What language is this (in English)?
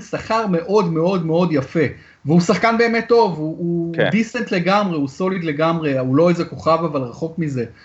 Hebrew